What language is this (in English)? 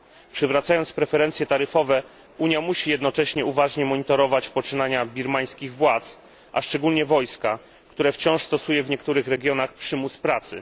Polish